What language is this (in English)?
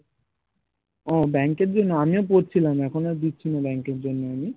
Bangla